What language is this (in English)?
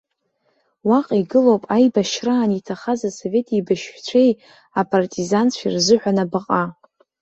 Abkhazian